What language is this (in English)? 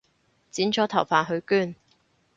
Cantonese